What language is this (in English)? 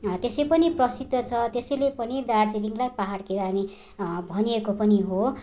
Nepali